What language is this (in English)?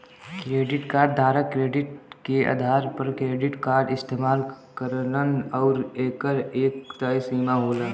Bhojpuri